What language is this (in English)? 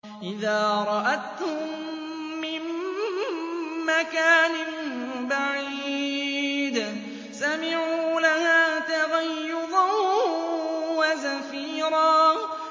Arabic